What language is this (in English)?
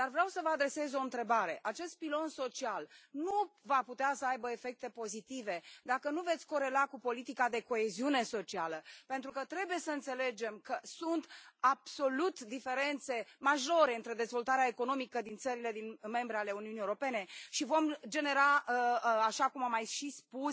Romanian